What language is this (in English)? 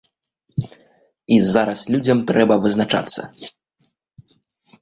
Belarusian